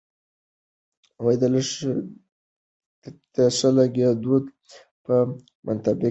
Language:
Pashto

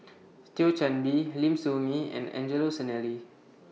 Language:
English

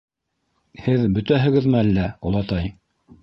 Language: Bashkir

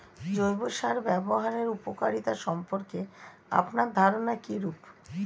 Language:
Bangla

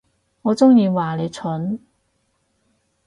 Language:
Cantonese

